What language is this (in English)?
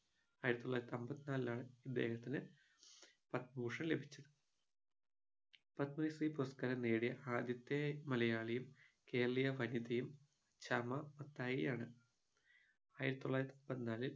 Malayalam